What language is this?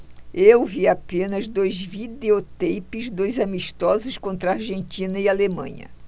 Portuguese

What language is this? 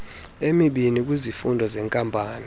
Xhosa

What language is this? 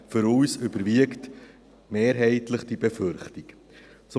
Swiss German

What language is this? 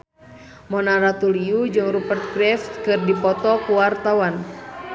Sundanese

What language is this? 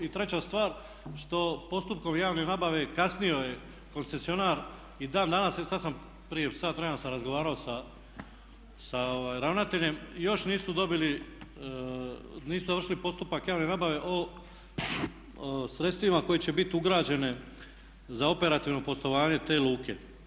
Croatian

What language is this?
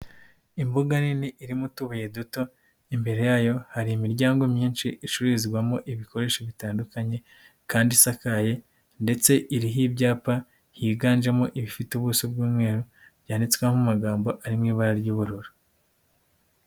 Kinyarwanda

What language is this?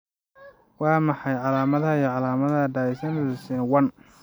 Somali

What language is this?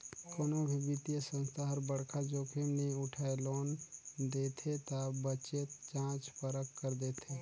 Chhattisgarhi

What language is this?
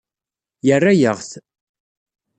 Kabyle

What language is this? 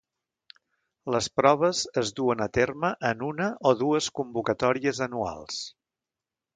Catalan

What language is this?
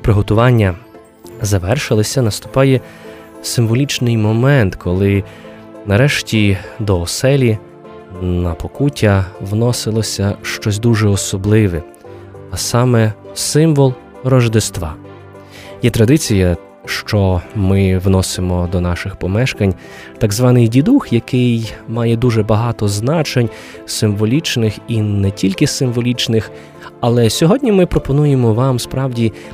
Ukrainian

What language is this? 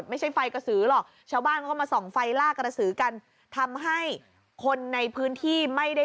Thai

